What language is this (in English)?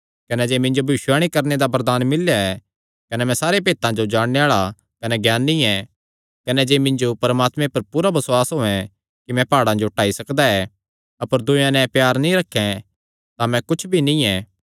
Kangri